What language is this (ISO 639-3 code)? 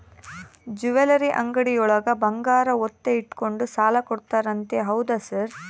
kan